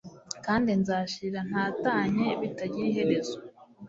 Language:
Kinyarwanda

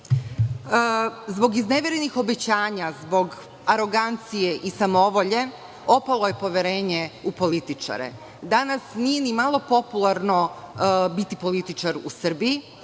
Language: Serbian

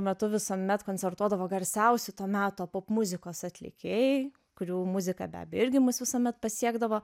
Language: Lithuanian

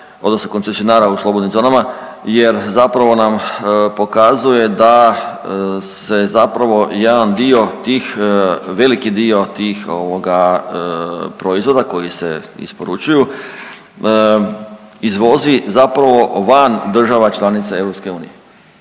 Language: Croatian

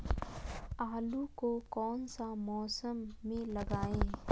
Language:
Magahi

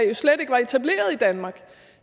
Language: Danish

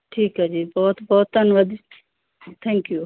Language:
Punjabi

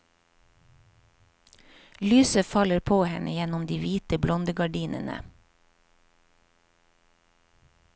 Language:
Norwegian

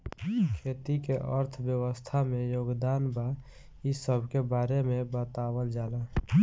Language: Bhojpuri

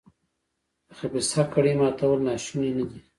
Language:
Pashto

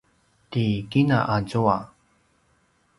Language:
Paiwan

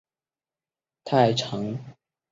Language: Chinese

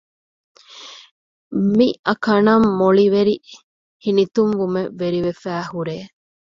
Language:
Divehi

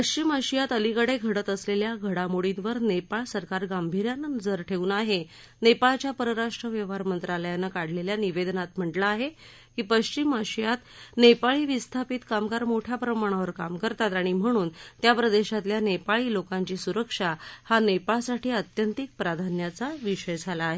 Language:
Marathi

